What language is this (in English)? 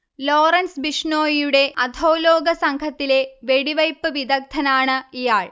Malayalam